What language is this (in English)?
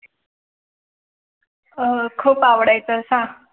Marathi